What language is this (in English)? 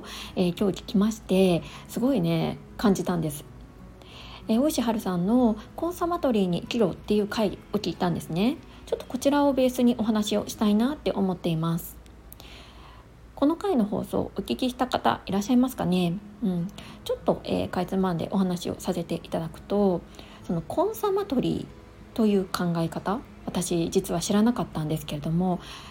Japanese